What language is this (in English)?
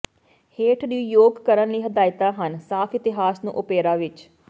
Punjabi